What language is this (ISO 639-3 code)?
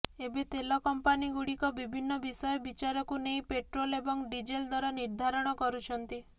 ori